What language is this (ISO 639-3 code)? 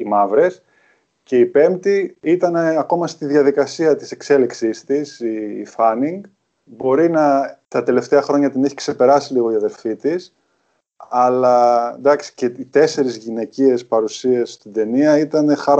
ell